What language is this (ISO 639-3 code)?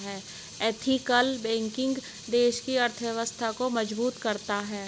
hin